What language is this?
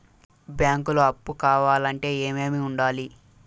Telugu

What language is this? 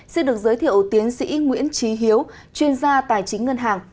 Vietnamese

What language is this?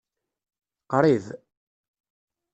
Kabyle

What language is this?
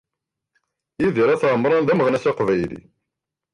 Kabyle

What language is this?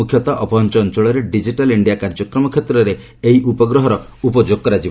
Odia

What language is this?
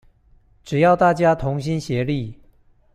Chinese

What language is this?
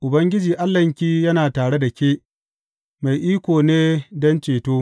Hausa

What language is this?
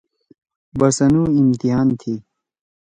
Torwali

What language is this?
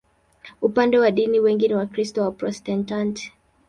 Swahili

